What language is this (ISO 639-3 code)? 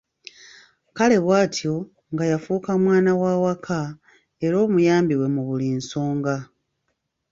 lug